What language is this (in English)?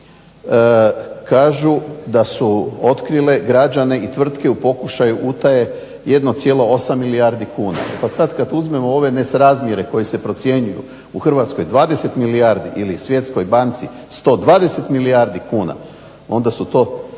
Croatian